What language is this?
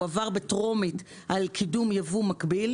Hebrew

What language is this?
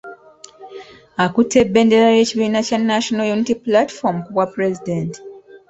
Ganda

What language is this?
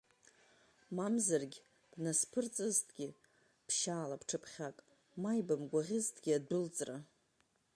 Abkhazian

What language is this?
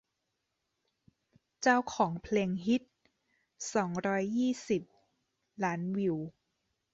Thai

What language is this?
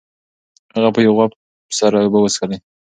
Pashto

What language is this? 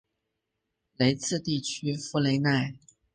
Chinese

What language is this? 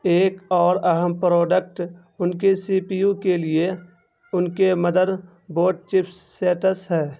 Urdu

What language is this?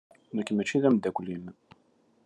Kabyle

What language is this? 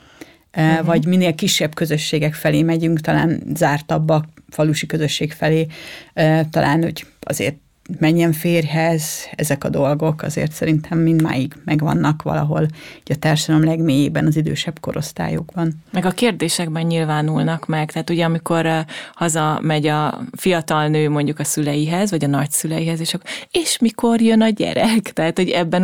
Hungarian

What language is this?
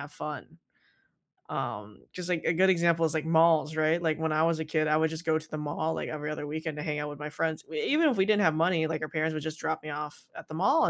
English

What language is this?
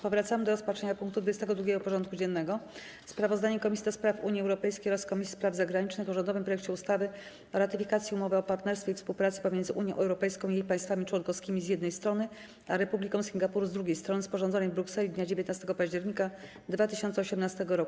Polish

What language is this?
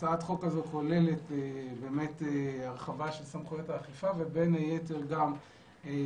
Hebrew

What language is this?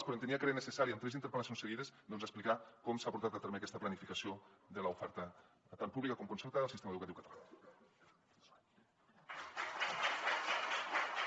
Catalan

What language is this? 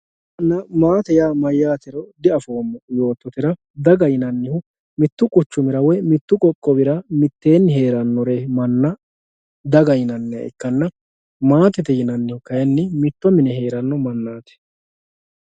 Sidamo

